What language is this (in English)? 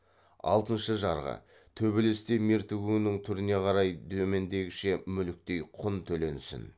Kazakh